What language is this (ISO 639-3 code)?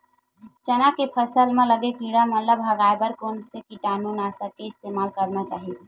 hne